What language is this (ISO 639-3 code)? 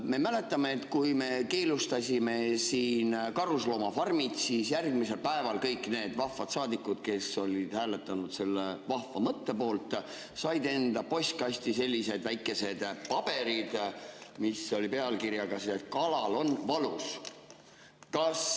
est